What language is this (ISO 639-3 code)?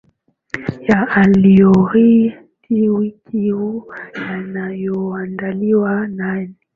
swa